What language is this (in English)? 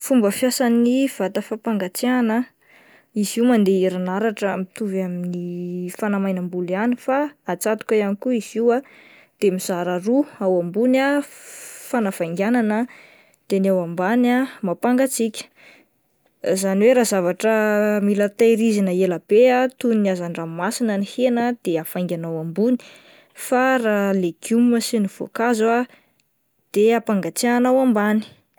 Malagasy